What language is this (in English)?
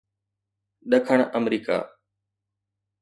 Sindhi